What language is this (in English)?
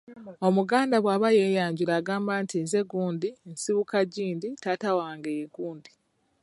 Ganda